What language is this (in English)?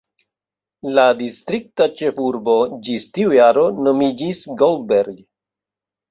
Esperanto